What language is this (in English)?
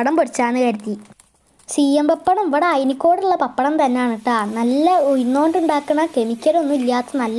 Hindi